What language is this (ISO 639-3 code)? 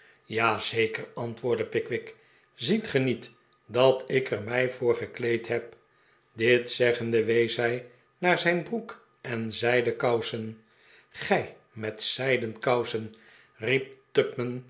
nld